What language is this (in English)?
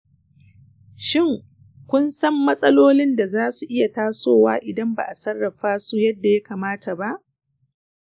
Hausa